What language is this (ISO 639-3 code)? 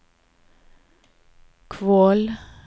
nor